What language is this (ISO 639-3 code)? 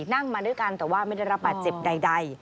tha